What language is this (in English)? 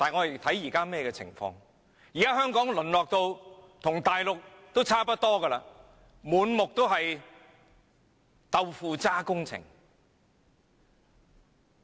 Cantonese